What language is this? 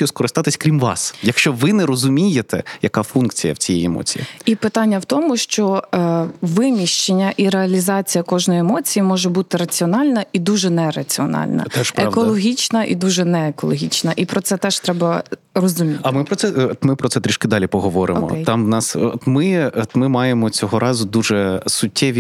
Ukrainian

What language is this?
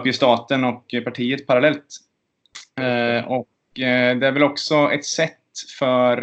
Swedish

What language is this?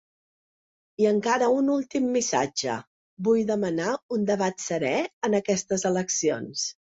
Catalan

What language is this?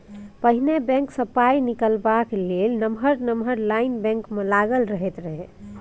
Maithili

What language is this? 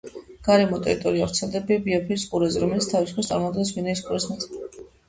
Georgian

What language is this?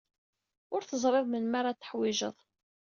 Kabyle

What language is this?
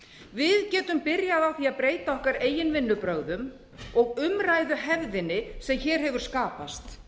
Icelandic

